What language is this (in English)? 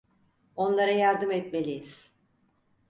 Turkish